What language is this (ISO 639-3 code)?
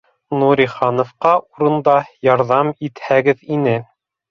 bak